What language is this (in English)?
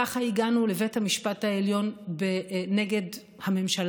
Hebrew